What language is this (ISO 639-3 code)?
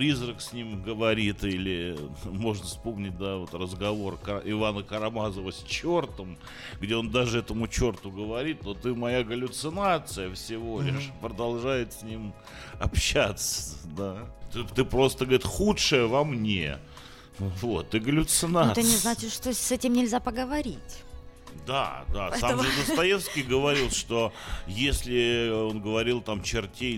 rus